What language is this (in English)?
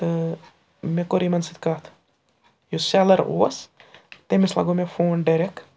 Kashmiri